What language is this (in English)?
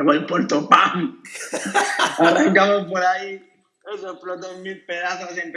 Spanish